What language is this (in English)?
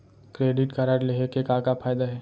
Chhattisgarhi